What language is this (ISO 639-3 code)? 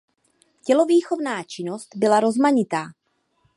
ces